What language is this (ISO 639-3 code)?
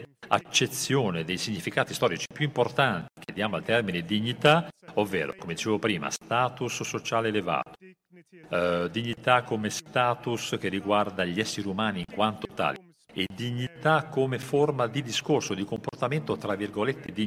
ita